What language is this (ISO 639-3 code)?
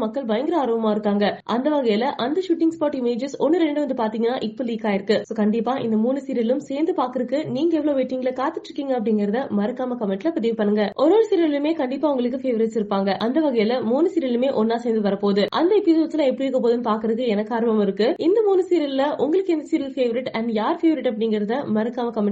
tam